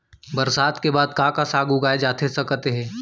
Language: Chhattisgarhi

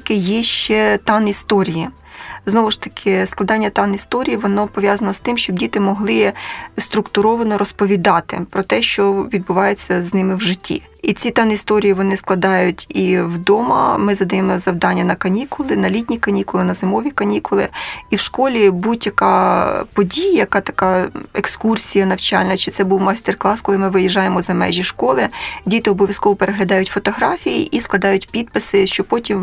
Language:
Ukrainian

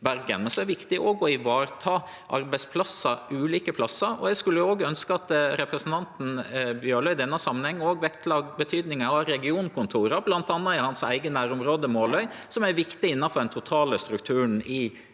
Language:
Norwegian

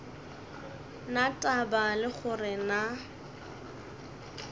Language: Northern Sotho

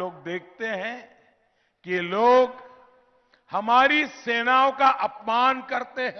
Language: Hindi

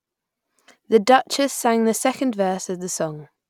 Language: English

